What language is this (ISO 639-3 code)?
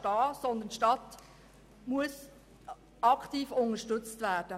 gsw